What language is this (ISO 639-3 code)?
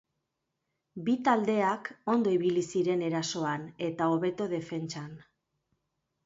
eus